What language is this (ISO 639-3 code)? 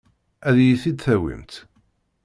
kab